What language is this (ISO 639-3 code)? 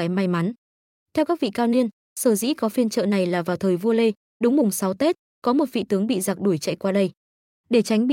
vie